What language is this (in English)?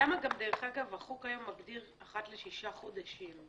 Hebrew